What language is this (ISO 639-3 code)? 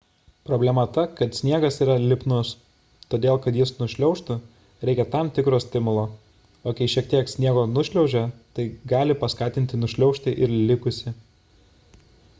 lit